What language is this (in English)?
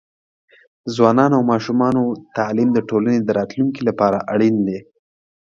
Pashto